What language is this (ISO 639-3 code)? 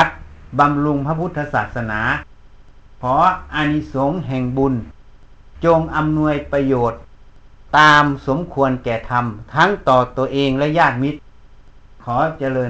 tha